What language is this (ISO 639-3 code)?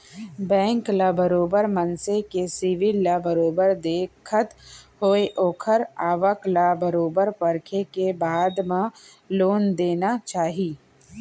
hne